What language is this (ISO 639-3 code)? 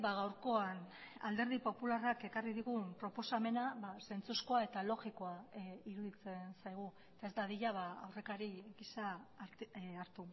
eus